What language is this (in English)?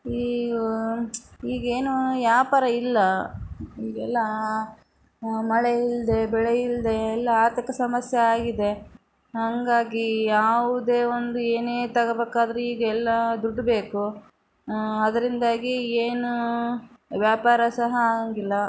Kannada